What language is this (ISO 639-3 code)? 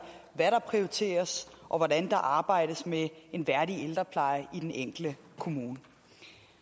dan